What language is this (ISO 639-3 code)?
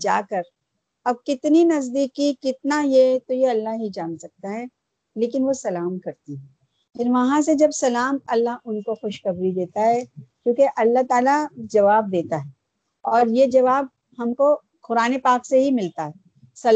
urd